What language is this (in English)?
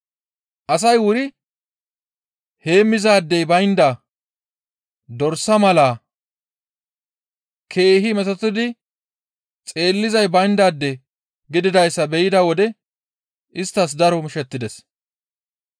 Gamo